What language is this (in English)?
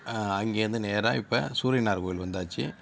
Tamil